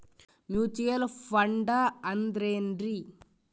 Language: Kannada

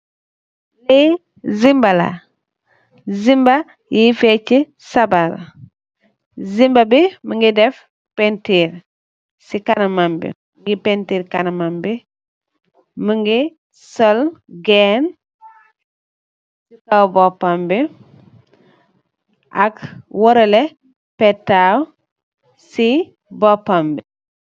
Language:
Wolof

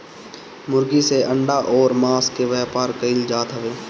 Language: Bhojpuri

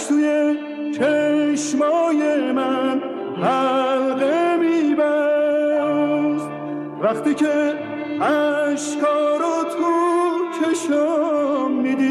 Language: Persian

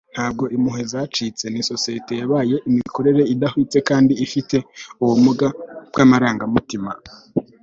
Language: Kinyarwanda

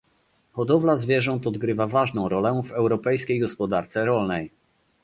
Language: Polish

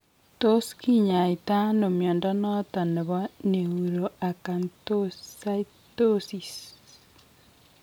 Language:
Kalenjin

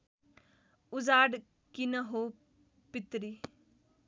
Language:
Nepali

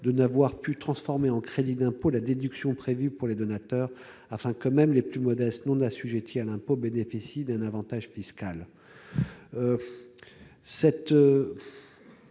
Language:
French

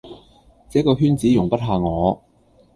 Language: Cantonese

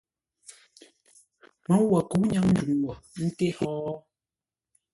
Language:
Ngombale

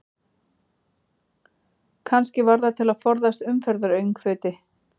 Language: Icelandic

